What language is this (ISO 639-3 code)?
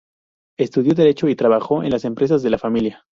spa